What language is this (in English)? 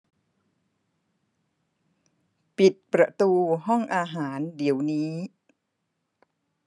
Thai